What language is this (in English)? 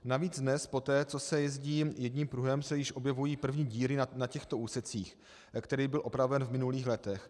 Czech